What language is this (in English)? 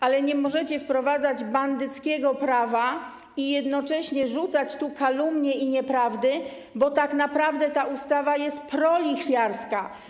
Polish